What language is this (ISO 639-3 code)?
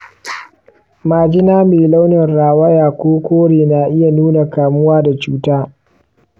hau